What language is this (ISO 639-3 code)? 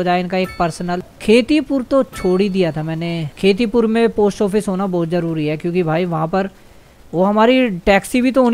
hin